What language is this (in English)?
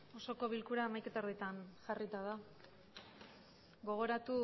Basque